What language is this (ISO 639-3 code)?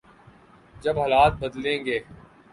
urd